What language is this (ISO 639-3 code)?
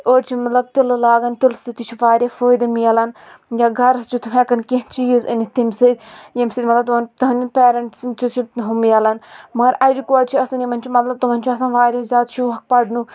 kas